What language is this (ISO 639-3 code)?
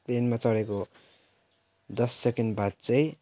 nep